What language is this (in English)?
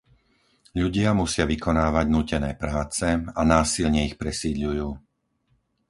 Slovak